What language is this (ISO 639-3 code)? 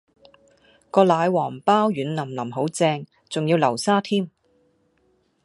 yue